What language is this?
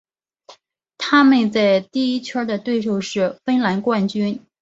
Chinese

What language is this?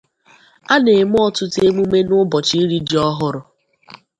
Igbo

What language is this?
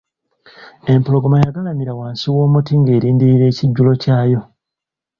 Ganda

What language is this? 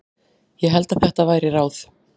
Icelandic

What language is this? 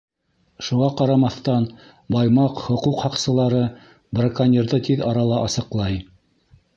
Bashkir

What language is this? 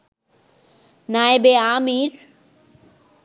Bangla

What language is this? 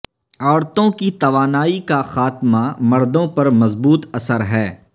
Urdu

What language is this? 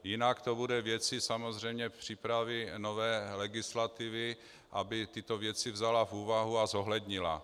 Czech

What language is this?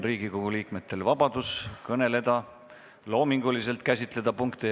Estonian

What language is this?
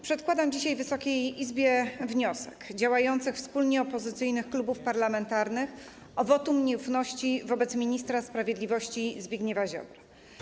Polish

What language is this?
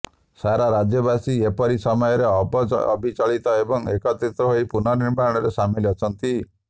Odia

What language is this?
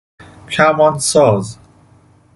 Persian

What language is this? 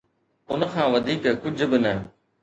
Sindhi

